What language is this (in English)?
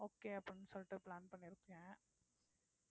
Tamil